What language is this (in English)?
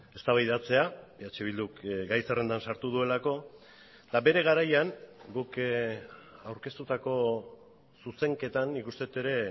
Basque